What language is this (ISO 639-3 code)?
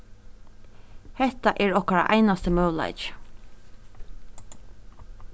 fao